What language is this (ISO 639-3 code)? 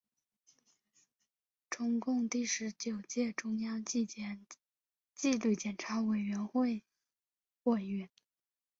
zho